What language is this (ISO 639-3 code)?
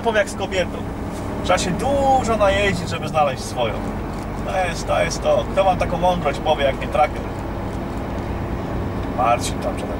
pol